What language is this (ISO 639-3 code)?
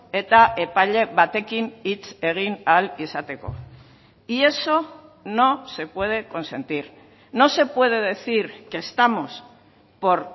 spa